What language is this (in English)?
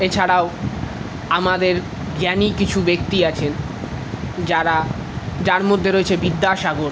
Bangla